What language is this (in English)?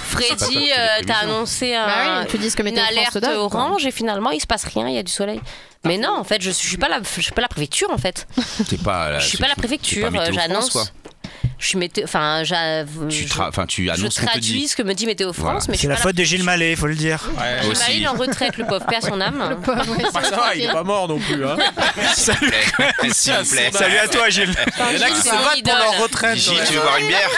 French